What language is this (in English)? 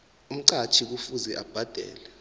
South Ndebele